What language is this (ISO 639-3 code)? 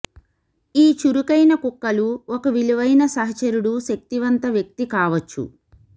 tel